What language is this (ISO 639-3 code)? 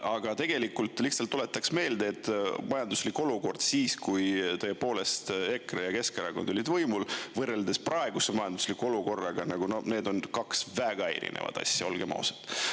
est